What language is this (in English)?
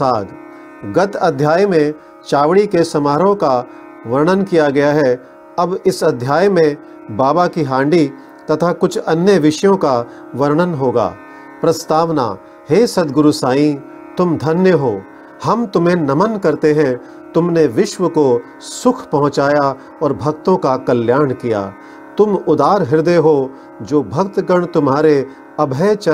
Hindi